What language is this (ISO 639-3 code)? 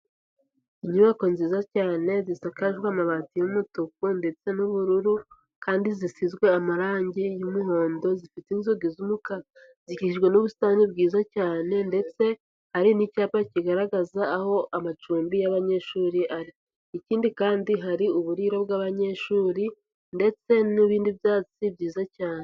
kin